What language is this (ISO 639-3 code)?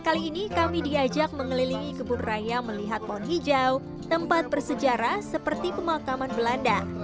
ind